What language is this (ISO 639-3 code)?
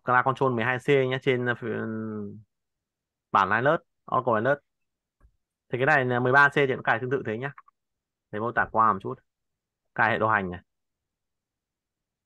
vie